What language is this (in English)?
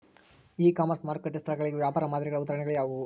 Kannada